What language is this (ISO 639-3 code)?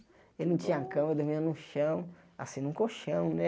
por